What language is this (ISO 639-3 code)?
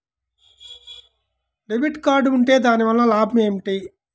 tel